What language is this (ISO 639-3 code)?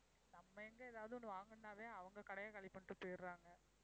tam